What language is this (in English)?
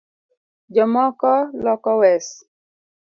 Luo (Kenya and Tanzania)